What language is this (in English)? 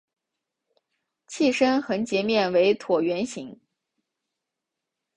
Chinese